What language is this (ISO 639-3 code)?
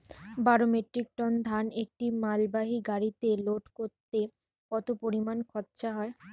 ben